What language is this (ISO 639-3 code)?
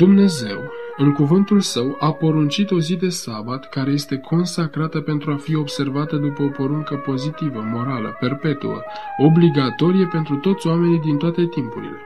ron